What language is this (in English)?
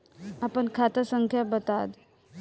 Bhojpuri